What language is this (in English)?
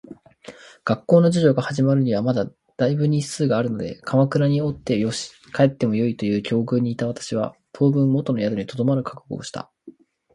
Japanese